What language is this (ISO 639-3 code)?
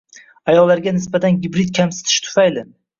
uzb